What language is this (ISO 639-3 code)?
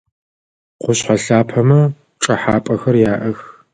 ady